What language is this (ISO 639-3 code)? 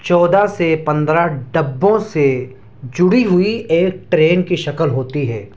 urd